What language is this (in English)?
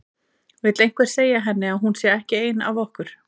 Icelandic